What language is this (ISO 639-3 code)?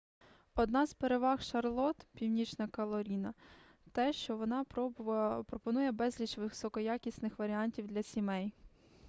ukr